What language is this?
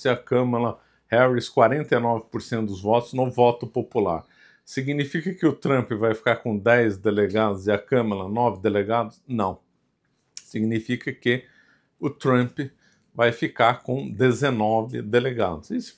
Portuguese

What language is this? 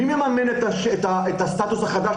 Hebrew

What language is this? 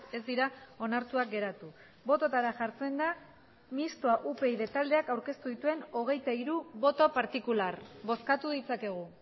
Basque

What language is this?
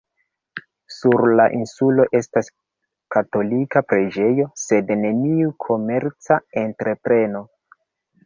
Esperanto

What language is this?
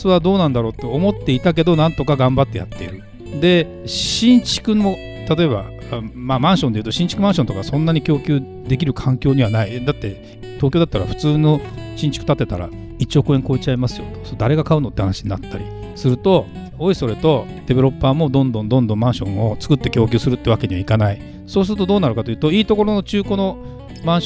Japanese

